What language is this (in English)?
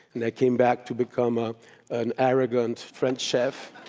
English